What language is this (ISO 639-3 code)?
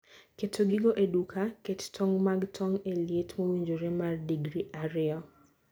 luo